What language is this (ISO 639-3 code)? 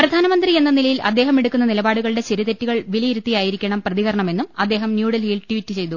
mal